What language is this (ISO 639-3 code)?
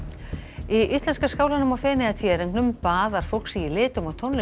isl